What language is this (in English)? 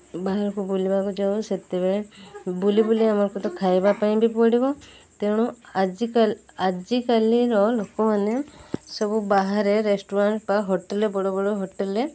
Odia